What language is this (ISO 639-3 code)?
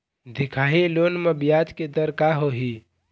hne